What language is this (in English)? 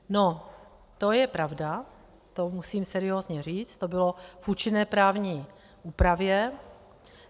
Czech